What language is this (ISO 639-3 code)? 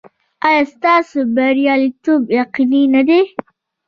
pus